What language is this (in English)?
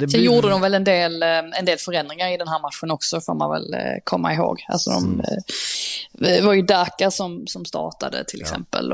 Swedish